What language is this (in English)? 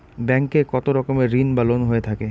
Bangla